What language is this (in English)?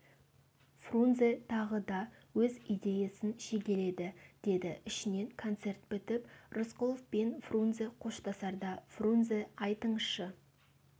Kazakh